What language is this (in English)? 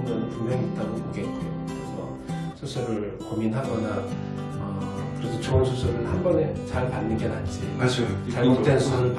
Korean